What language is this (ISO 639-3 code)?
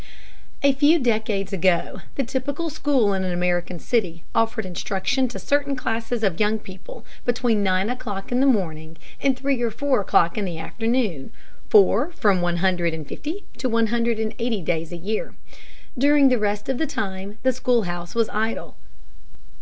eng